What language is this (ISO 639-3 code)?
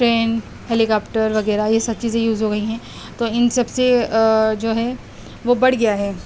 urd